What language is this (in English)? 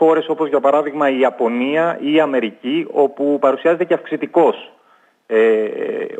Greek